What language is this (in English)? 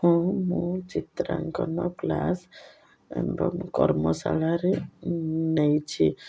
Odia